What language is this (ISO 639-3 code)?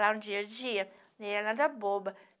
por